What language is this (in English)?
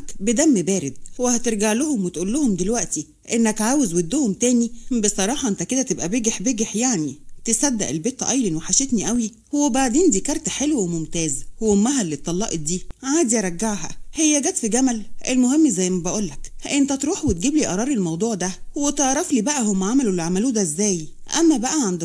Arabic